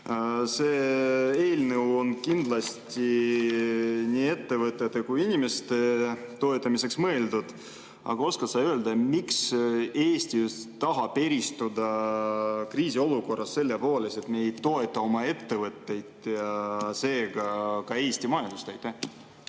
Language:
Estonian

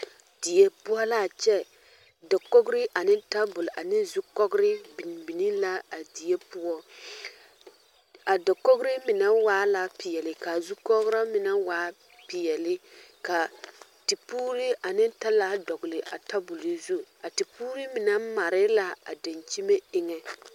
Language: Southern Dagaare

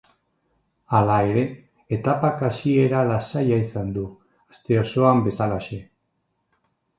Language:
Basque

